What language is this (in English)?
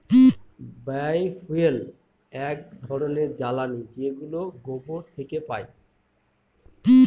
Bangla